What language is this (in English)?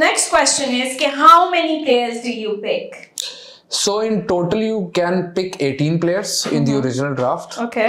Hindi